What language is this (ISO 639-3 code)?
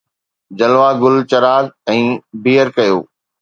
snd